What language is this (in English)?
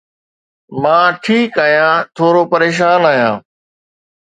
Sindhi